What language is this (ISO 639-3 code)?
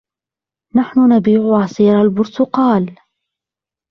ara